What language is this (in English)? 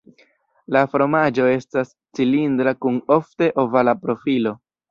Esperanto